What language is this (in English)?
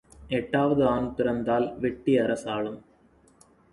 Tamil